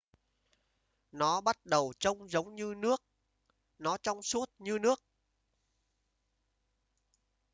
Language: Vietnamese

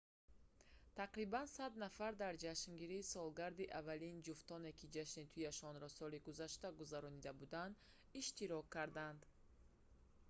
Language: Tajik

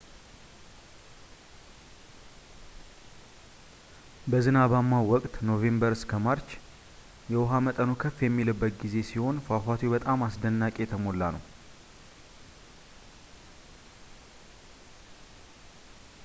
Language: Amharic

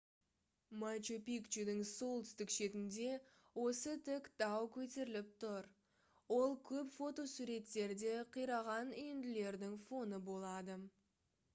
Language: Kazakh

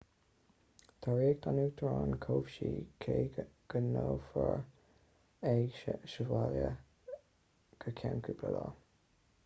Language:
Irish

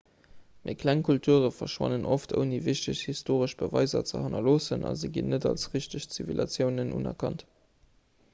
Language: Luxembourgish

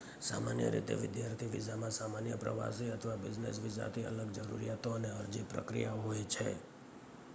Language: Gujarati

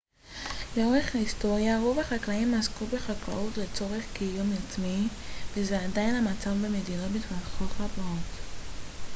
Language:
Hebrew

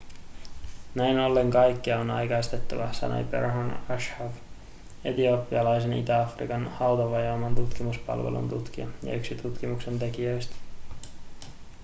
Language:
Finnish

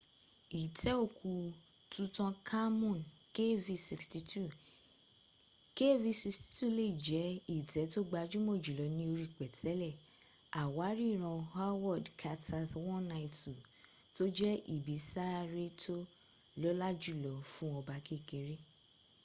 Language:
Yoruba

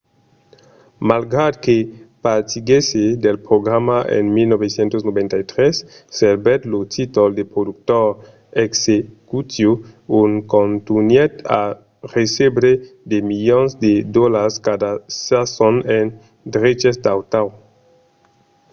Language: Occitan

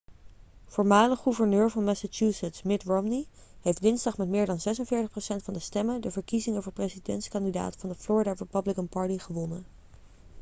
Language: Dutch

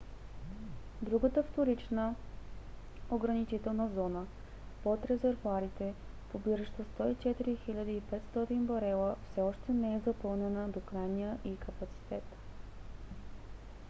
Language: Bulgarian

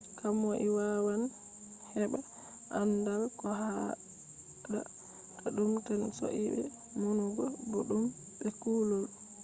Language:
Fula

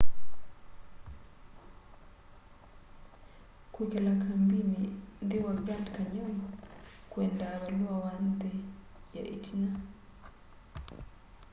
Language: Kamba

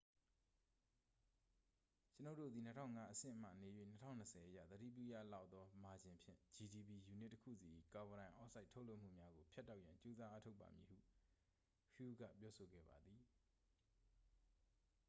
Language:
Burmese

